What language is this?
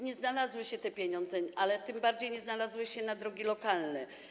Polish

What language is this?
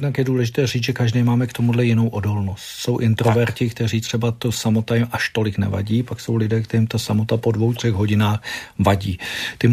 Czech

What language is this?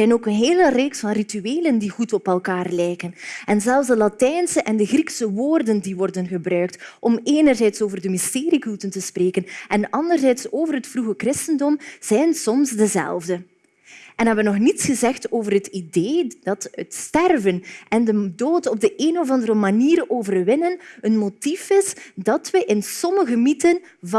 Dutch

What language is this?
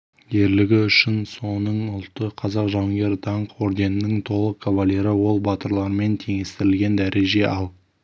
Kazakh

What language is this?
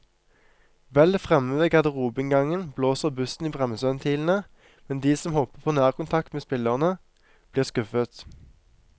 Norwegian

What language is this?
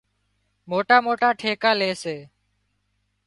Wadiyara Koli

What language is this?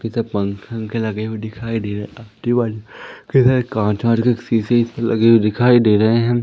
Hindi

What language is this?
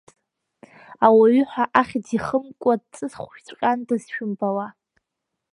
Abkhazian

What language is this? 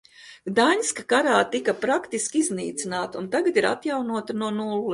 Latvian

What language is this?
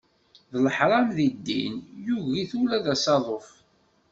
Kabyle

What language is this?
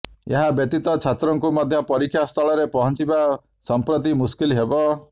Odia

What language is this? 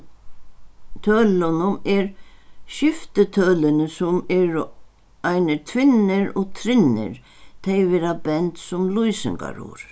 Faroese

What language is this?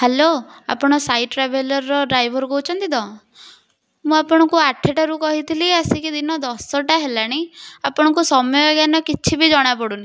Odia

